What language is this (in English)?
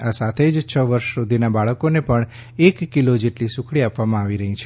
Gujarati